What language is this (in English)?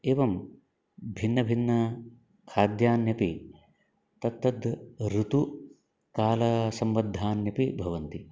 Sanskrit